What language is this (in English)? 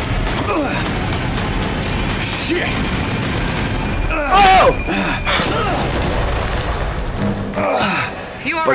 Portuguese